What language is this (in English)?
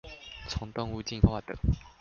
Chinese